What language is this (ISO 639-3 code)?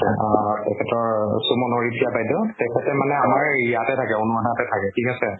asm